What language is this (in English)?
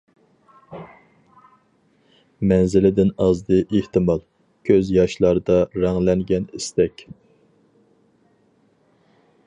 Uyghur